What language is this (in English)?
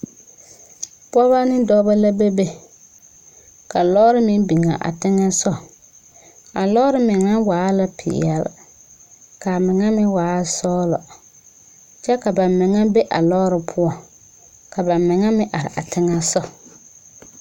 Southern Dagaare